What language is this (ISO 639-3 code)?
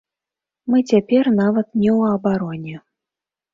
bel